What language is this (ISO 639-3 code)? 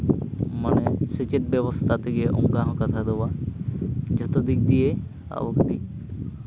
sat